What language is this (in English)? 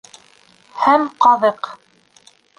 Bashkir